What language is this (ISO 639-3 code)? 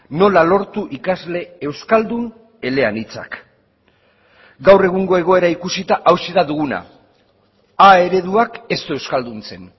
eus